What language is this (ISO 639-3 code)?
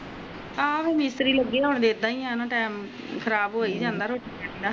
pan